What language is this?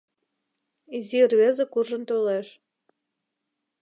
Mari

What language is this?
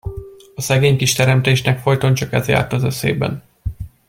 Hungarian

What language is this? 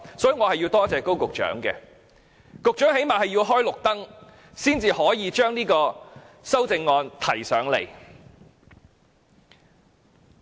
Cantonese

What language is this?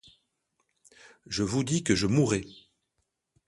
French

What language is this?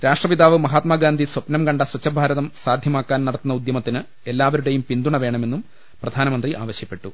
Malayalam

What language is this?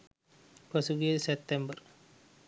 Sinhala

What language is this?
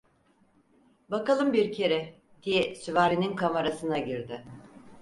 Turkish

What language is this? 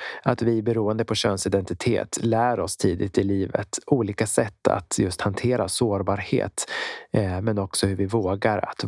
Swedish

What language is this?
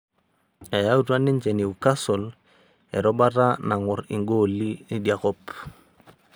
Masai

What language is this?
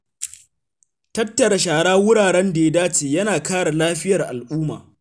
Hausa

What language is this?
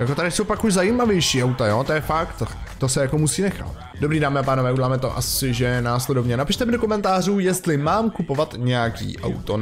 Czech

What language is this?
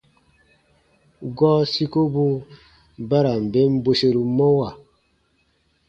Baatonum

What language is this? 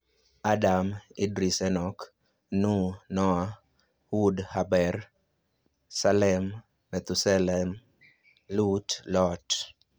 Luo (Kenya and Tanzania)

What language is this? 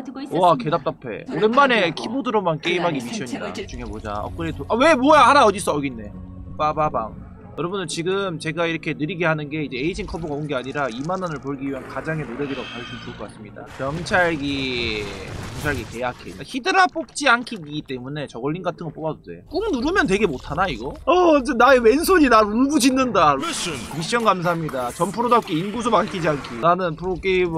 Korean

